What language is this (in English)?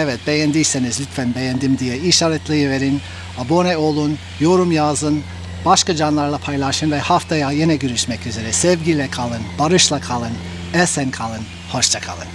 Turkish